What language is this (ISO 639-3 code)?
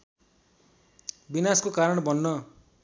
nep